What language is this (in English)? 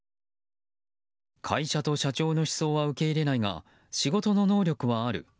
Japanese